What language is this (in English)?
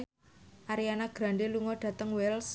Javanese